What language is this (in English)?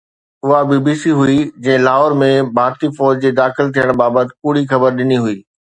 Sindhi